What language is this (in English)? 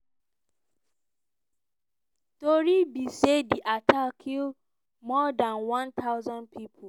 Nigerian Pidgin